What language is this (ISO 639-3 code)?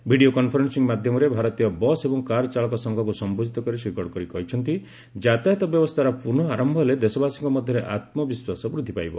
ori